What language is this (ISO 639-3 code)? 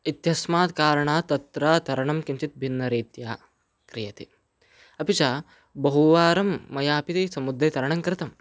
san